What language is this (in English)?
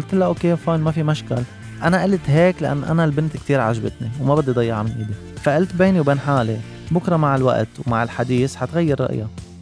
Arabic